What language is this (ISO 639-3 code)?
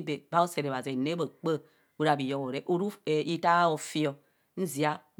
bcs